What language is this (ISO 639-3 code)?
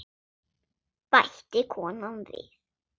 isl